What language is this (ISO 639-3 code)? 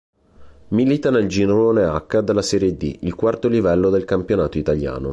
ita